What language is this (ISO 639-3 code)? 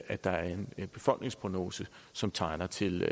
dan